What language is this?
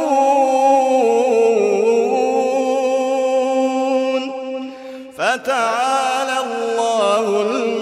Arabic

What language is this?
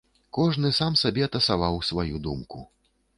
Belarusian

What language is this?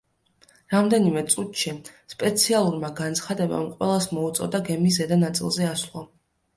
Georgian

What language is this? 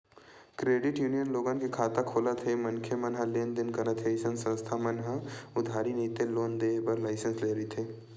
Chhattisgarhi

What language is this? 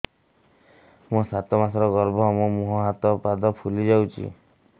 Odia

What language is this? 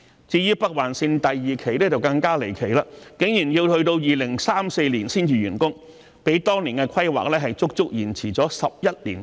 Cantonese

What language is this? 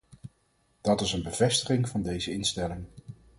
Dutch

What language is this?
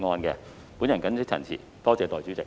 Cantonese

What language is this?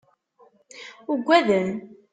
Kabyle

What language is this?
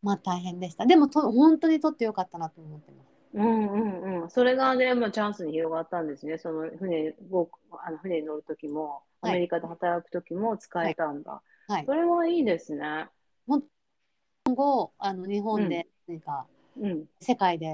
Japanese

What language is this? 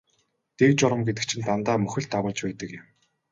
Mongolian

